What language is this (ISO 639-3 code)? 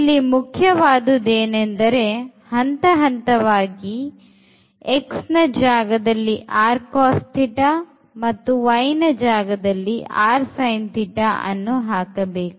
kan